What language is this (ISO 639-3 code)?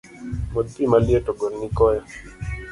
luo